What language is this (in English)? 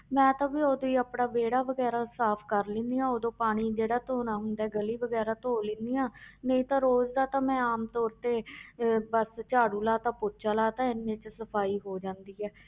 Punjabi